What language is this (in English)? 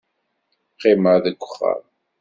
Kabyle